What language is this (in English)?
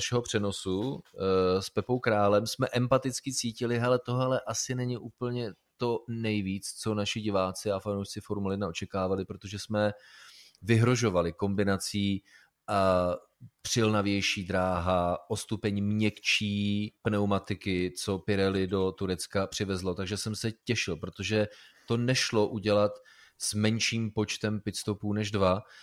Czech